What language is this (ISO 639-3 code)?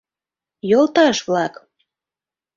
chm